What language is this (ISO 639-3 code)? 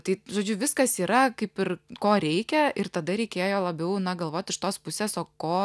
lit